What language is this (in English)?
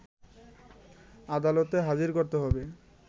Bangla